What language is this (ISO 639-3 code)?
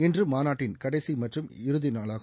tam